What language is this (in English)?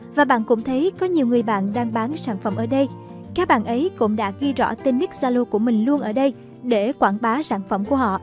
Vietnamese